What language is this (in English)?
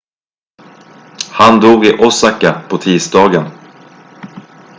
Swedish